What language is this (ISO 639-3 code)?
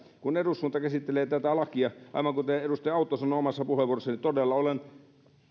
fin